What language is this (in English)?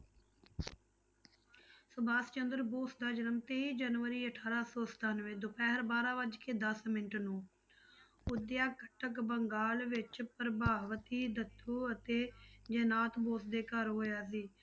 Punjabi